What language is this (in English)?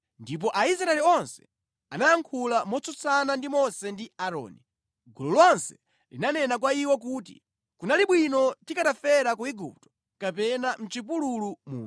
Nyanja